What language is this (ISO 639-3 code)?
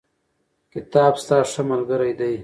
pus